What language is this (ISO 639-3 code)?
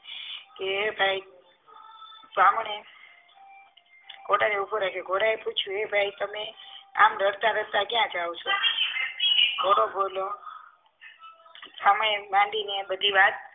guj